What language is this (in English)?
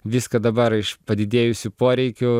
Lithuanian